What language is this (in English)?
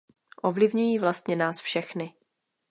Czech